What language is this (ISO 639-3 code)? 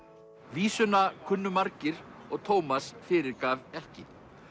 isl